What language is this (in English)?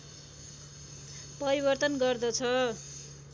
Nepali